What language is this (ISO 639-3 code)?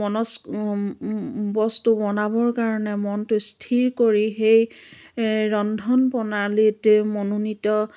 asm